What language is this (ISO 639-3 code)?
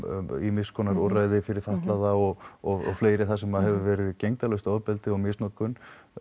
isl